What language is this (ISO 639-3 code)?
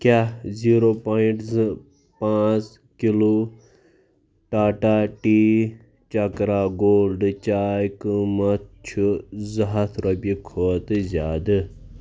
kas